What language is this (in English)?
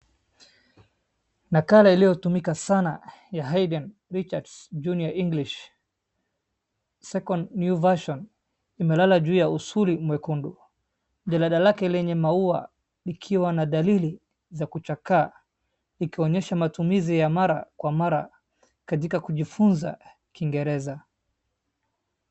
Swahili